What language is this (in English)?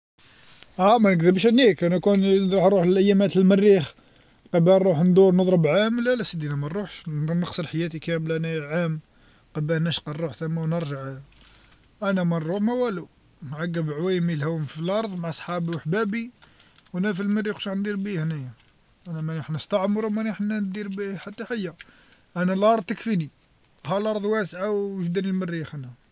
Algerian Arabic